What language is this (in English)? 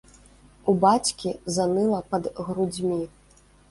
Belarusian